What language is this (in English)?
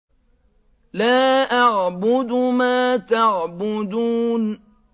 Arabic